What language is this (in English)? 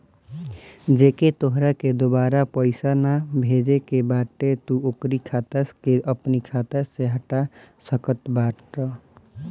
Bhojpuri